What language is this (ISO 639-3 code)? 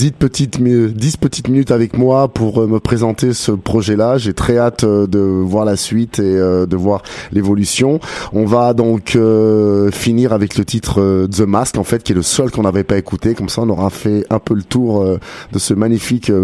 fra